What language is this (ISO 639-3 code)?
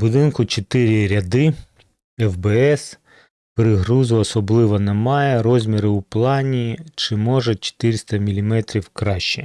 ukr